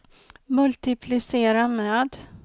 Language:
Swedish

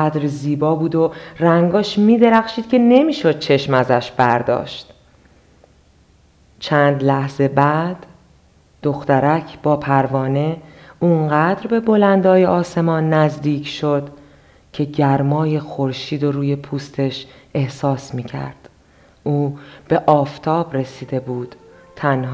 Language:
Persian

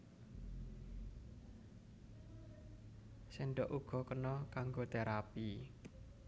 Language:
Javanese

